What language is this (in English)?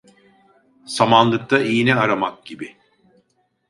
Turkish